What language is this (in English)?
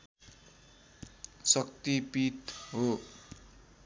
Nepali